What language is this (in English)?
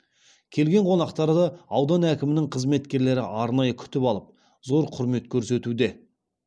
Kazakh